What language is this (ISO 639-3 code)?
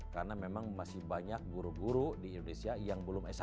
ind